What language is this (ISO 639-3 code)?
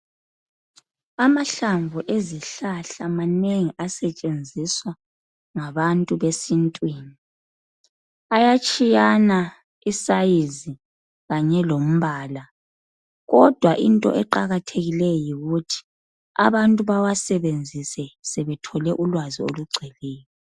nde